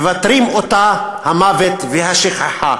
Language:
Hebrew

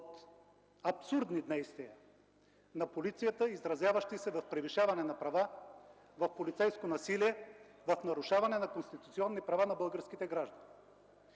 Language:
Bulgarian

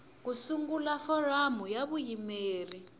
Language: Tsonga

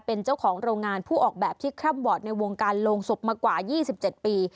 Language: Thai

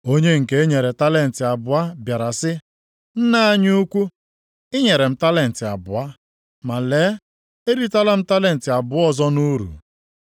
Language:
Igbo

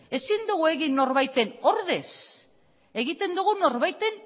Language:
Basque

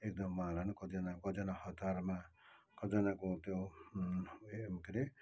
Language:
Nepali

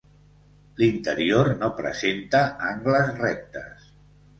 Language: Catalan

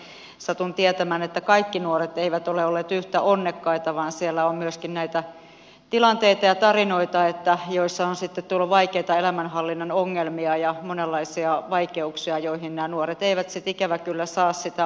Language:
Finnish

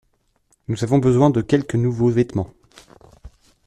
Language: French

